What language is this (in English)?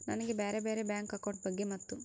Kannada